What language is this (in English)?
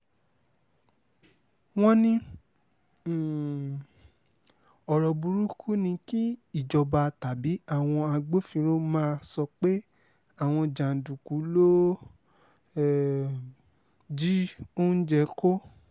Yoruba